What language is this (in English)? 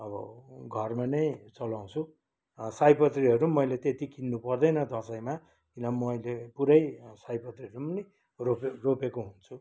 Nepali